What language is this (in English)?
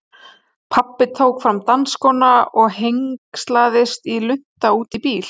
Icelandic